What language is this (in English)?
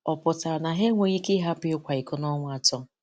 Igbo